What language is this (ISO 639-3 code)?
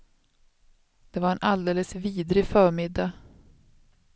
swe